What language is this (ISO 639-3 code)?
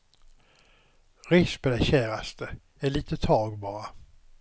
swe